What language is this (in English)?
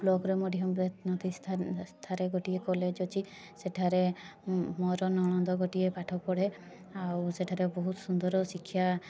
Odia